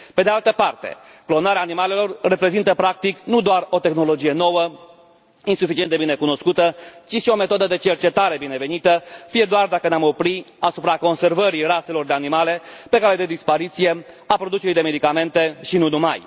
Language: Romanian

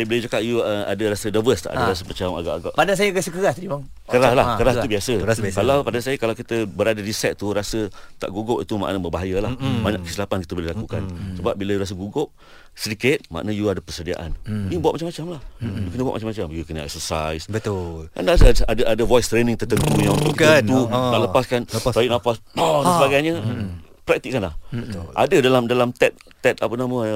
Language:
Malay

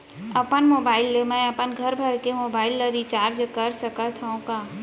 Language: Chhattisgarhi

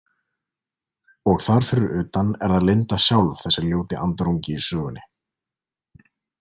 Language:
Icelandic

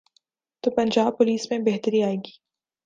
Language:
Urdu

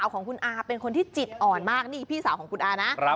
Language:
Thai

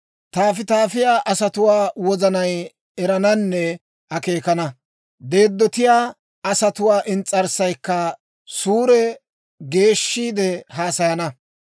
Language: Dawro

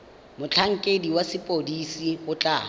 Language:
Tswana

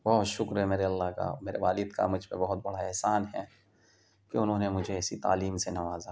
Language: Urdu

